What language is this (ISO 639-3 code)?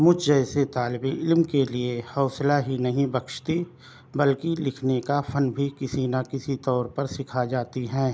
urd